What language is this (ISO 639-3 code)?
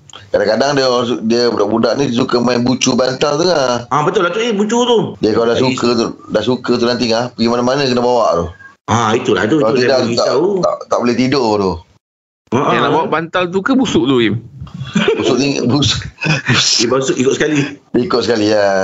msa